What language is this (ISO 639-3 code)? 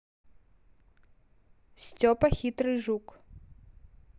rus